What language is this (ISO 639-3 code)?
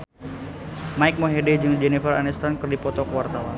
sun